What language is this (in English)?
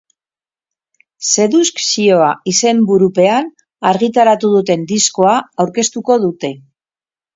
Basque